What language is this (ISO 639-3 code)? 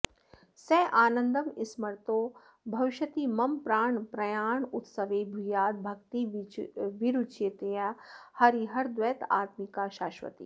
san